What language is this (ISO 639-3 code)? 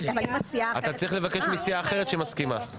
heb